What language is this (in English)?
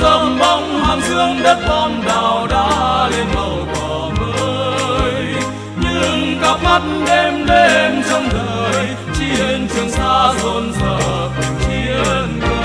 Vietnamese